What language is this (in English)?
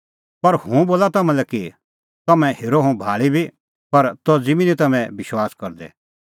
Kullu Pahari